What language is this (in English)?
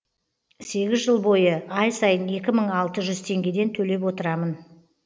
Kazakh